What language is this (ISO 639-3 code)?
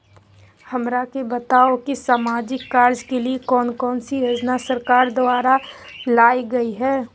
mag